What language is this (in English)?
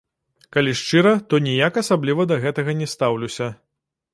Belarusian